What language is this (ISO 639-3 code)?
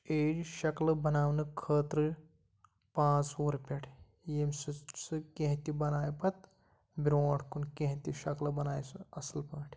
kas